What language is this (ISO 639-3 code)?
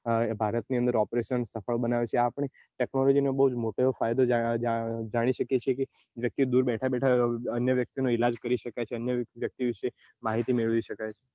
guj